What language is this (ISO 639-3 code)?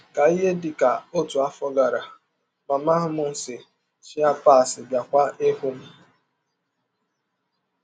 ibo